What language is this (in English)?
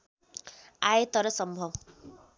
Nepali